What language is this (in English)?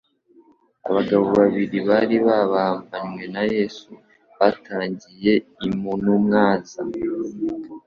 Kinyarwanda